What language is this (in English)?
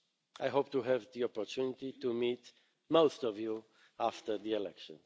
English